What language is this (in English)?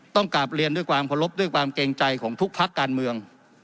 Thai